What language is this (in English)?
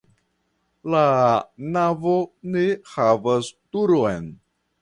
Esperanto